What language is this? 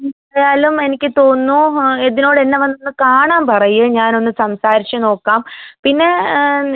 Malayalam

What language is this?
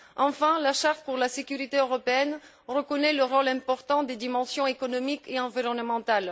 French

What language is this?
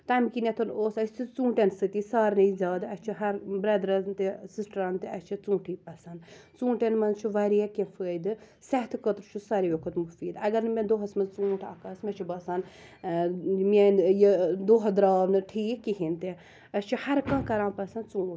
Kashmiri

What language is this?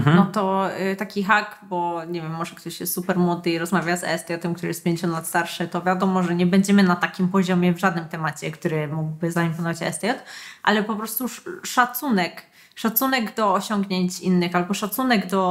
Polish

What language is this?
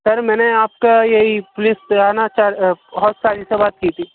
Urdu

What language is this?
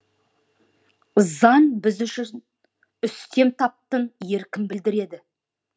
Kazakh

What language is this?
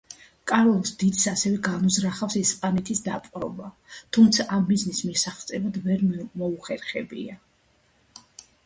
Georgian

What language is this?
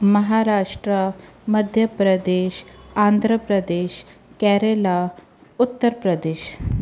Sindhi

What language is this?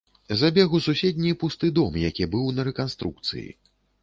Belarusian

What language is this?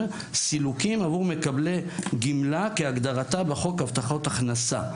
Hebrew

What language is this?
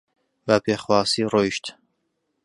Central Kurdish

